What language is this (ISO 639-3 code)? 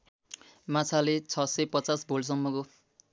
nep